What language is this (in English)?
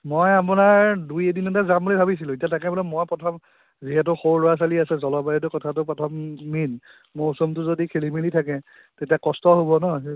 Assamese